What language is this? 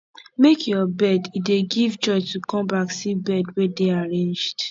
Nigerian Pidgin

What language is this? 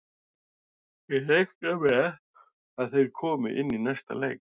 Icelandic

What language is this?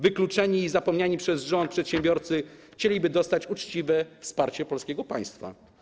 Polish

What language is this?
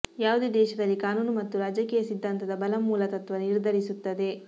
Kannada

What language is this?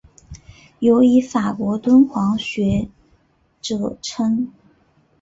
Chinese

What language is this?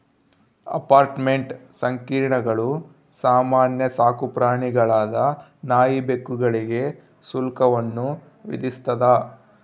Kannada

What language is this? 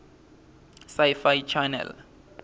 Swati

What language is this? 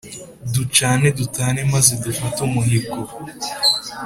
Kinyarwanda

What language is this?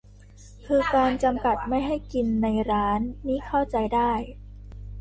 Thai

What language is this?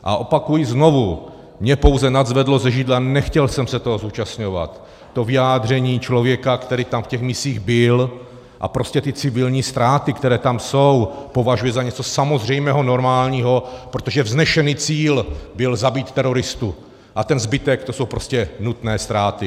Czech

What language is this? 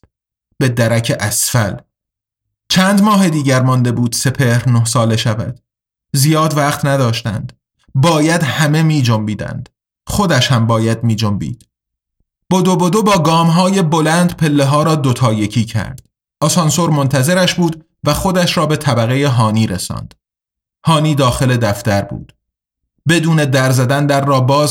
Persian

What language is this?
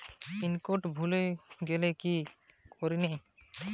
Bangla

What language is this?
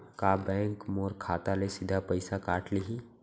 Chhattisgarhi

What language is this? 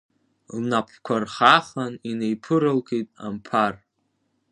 Abkhazian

